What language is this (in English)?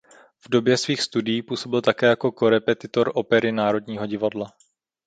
Czech